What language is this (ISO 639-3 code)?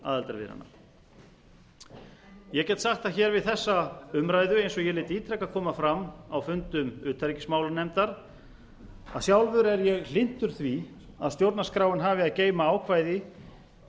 isl